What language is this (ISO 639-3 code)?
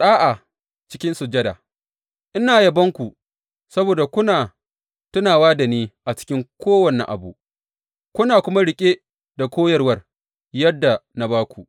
hau